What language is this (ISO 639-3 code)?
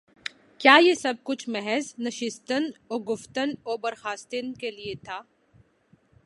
urd